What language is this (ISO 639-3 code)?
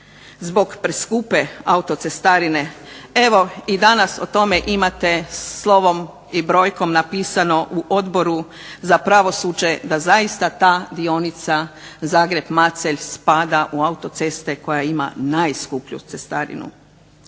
hrv